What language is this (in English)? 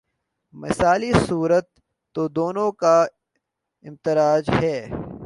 Urdu